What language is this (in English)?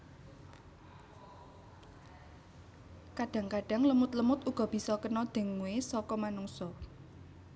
Javanese